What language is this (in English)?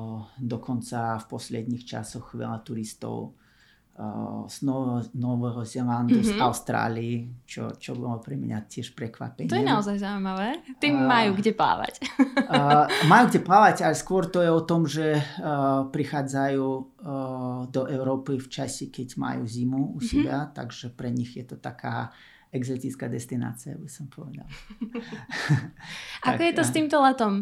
Slovak